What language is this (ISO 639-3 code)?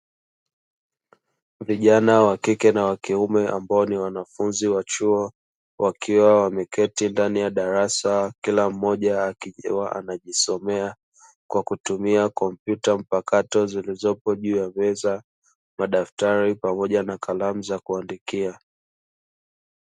swa